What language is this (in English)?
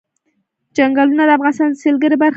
Pashto